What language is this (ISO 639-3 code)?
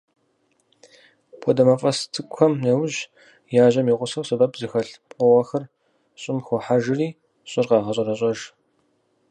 kbd